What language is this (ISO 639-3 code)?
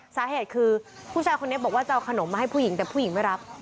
tha